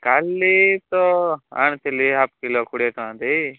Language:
Odia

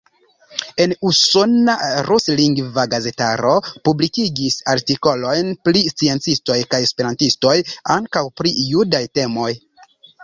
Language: Esperanto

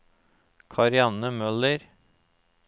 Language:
Norwegian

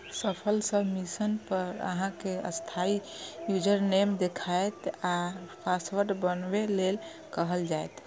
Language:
Maithili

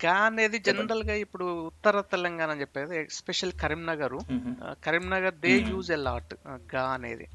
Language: Telugu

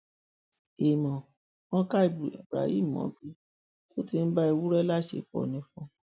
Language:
Yoruba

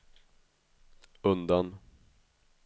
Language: Swedish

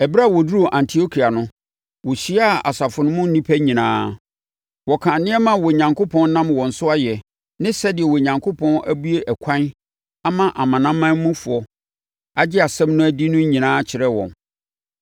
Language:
Akan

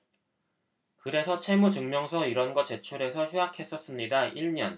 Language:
Korean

